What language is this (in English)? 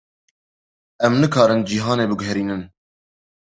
Kurdish